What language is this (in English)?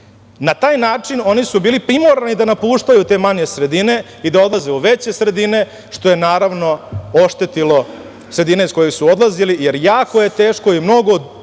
Serbian